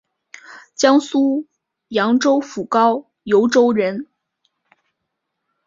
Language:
Chinese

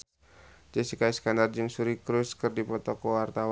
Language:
Sundanese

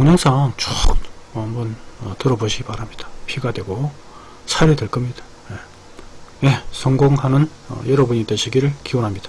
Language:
Korean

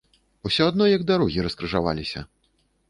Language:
Belarusian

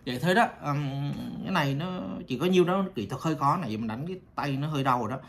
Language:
Vietnamese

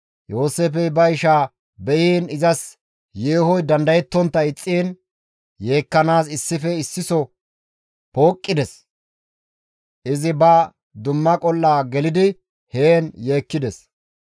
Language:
Gamo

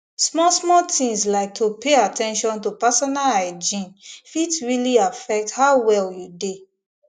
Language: Nigerian Pidgin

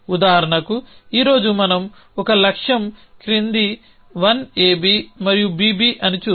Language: Telugu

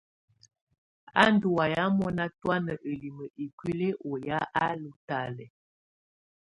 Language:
Tunen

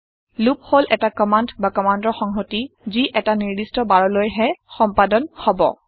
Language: Assamese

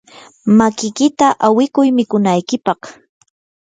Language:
Yanahuanca Pasco Quechua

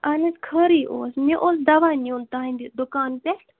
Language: Kashmiri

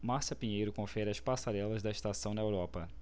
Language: Portuguese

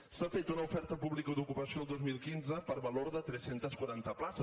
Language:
Catalan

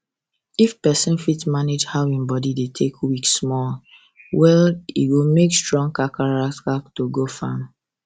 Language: Nigerian Pidgin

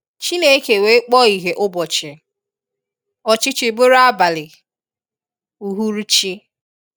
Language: Igbo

